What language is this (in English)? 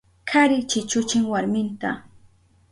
Southern Pastaza Quechua